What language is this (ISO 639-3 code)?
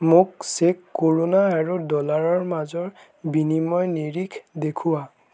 asm